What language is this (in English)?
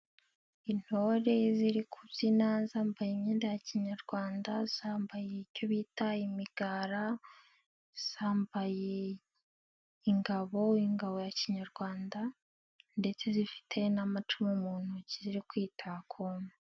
Kinyarwanda